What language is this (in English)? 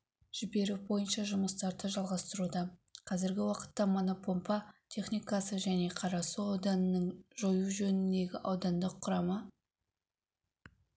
Kazakh